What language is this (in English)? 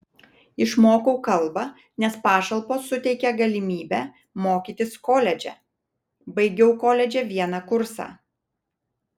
Lithuanian